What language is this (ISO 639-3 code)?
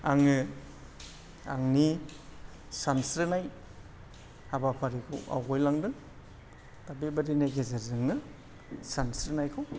brx